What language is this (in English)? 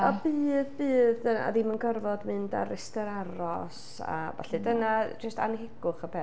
Welsh